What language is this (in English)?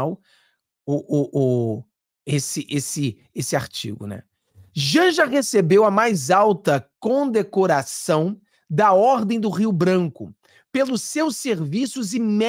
Portuguese